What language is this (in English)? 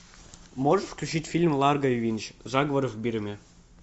Russian